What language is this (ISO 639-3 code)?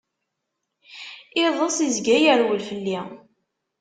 kab